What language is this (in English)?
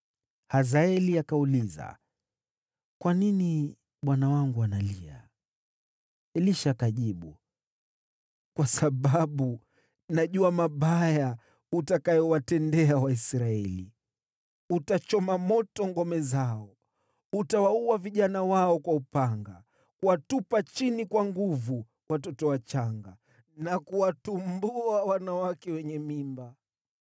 Swahili